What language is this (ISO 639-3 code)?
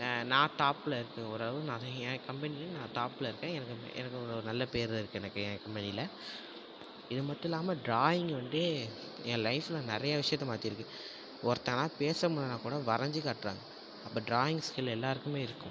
tam